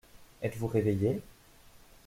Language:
French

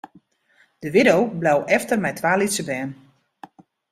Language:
Western Frisian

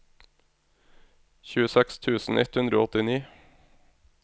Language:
Norwegian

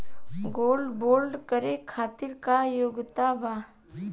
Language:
Bhojpuri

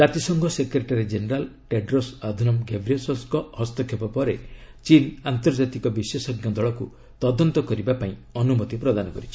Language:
Odia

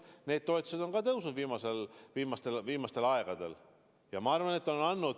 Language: Estonian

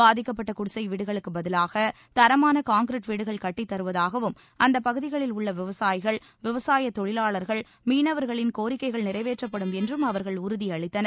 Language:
Tamil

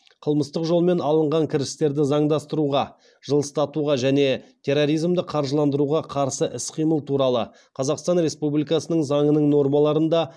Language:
Kazakh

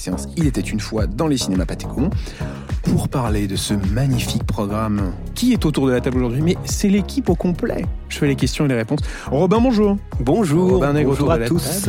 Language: French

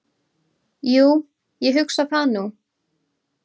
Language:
Icelandic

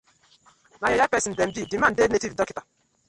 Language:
Nigerian Pidgin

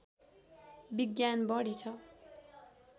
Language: Nepali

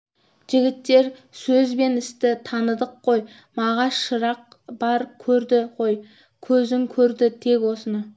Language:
Kazakh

